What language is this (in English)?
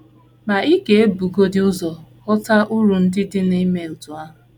Igbo